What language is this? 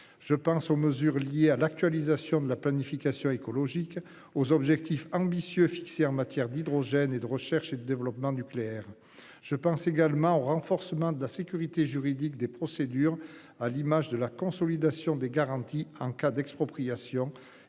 French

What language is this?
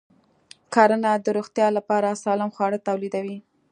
Pashto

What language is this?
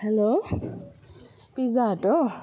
Nepali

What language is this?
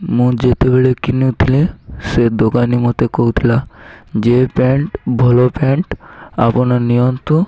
Odia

